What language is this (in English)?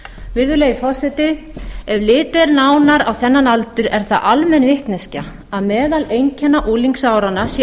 Icelandic